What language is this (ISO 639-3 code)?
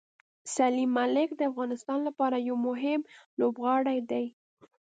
pus